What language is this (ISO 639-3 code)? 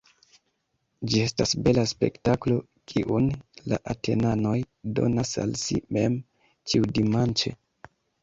epo